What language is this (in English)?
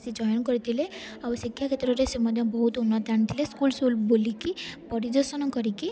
Odia